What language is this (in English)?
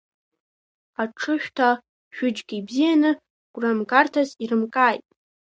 Abkhazian